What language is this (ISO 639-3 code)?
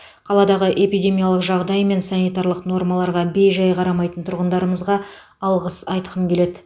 kaz